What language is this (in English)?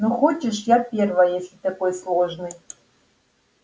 Russian